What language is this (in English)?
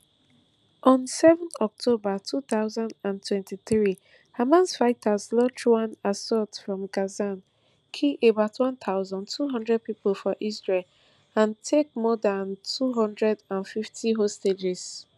Nigerian Pidgin